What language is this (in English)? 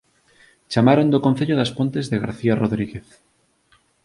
Galician